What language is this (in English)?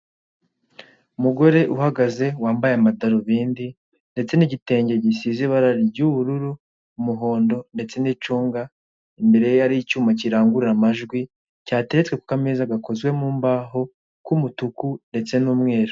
Kinyarwanda